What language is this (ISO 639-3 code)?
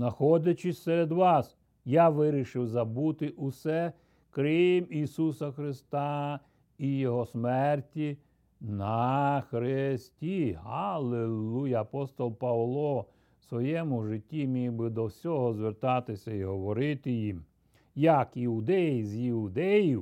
ukr